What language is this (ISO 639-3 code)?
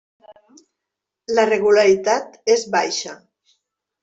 cat